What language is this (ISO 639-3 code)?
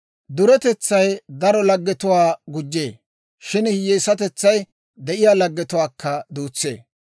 dwr